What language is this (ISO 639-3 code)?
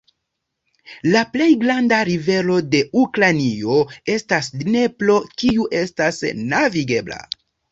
epo